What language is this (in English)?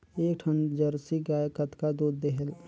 Chhattisgarhi